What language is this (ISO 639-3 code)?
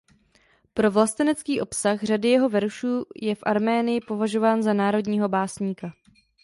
ces